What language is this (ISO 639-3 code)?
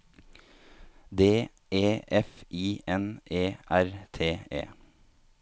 nor